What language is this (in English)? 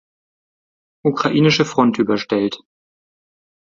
German